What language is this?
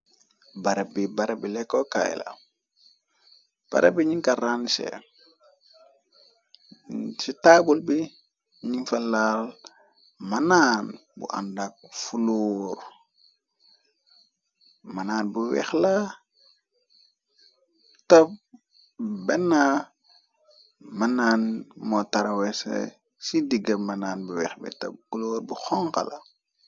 Wolof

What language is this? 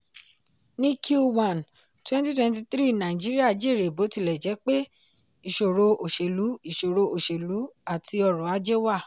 Yoruba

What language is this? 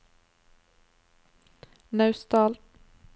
Norwegian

